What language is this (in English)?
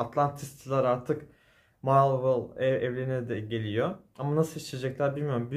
Turkish